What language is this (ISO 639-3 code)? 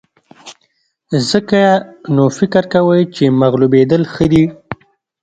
pus